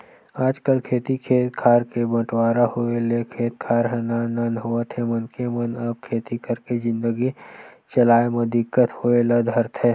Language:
Chhattisgarhi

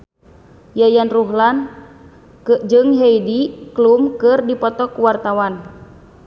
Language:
Sundanese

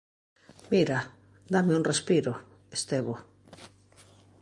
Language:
Galician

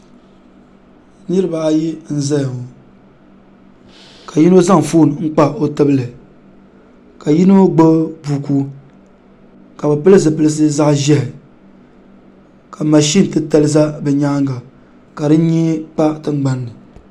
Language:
Dagbani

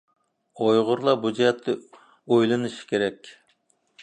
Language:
Uyghur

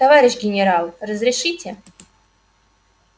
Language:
Russian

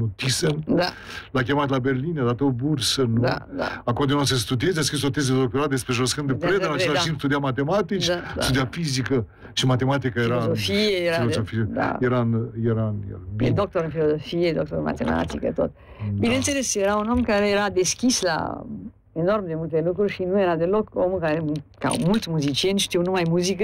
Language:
Romanian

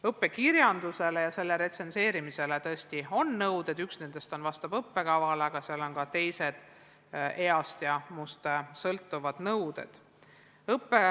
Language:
Estonian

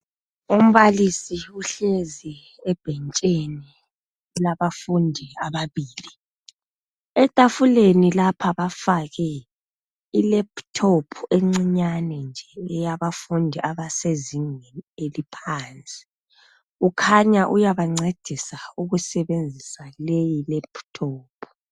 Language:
North Ndebele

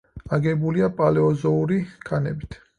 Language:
Georgian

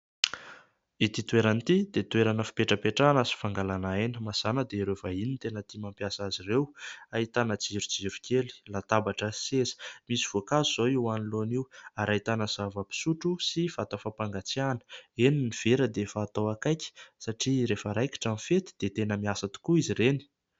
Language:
Malagasy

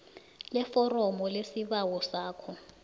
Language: South Ndebele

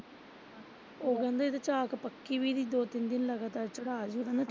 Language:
Punjabi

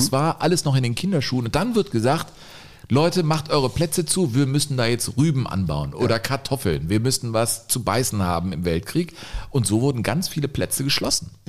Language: German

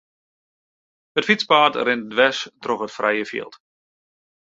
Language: Western Frisian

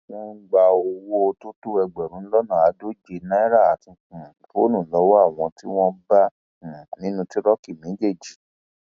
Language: Yoruba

